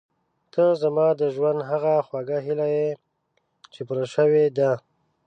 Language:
Pashto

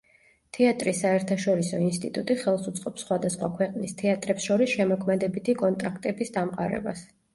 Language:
Georgian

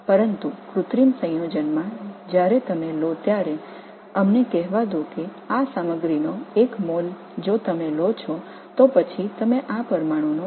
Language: Tamil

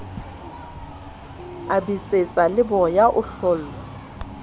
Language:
Southern Sotho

